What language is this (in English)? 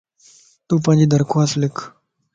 Lasi